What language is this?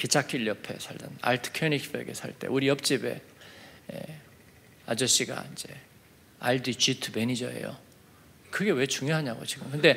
Korean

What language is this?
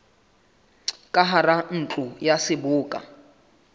Southern Sotho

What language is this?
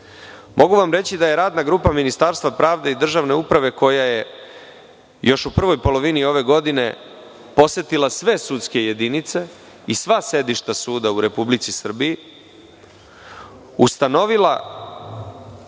Serbian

